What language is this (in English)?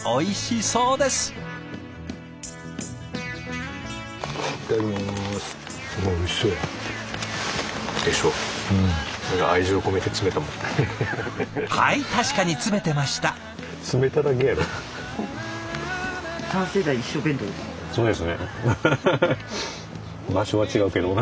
Japanese